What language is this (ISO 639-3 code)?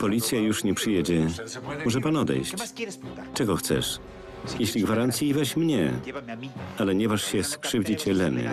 pol